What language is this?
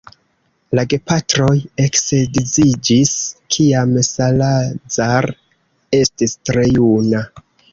Esperanto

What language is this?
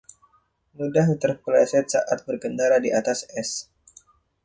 Indonesian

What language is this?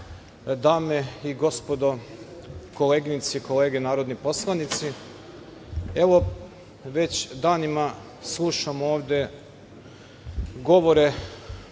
Serbian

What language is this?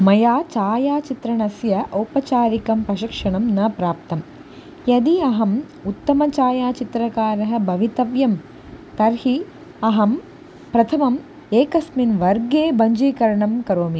Sanskrit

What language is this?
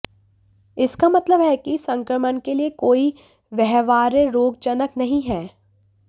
Hindi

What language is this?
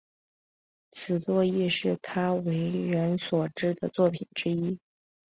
Chinese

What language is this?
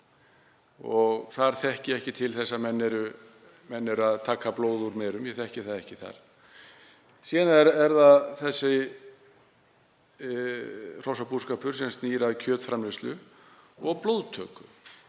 Icelandic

